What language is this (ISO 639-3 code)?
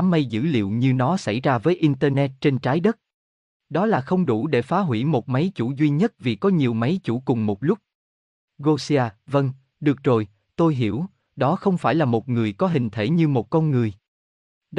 vie